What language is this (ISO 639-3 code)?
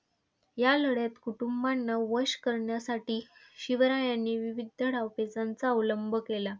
mar